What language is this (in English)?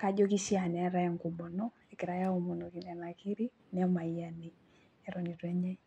Masai